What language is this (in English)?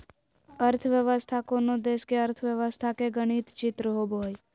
Magahi